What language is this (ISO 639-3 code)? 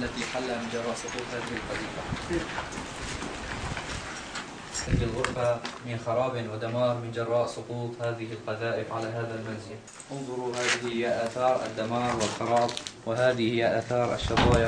ara